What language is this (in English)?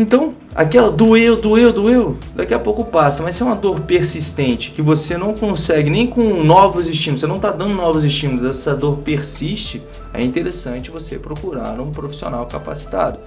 Portuguese